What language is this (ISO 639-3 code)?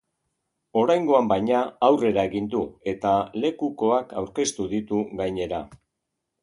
eus